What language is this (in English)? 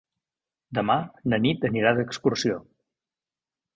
Catalan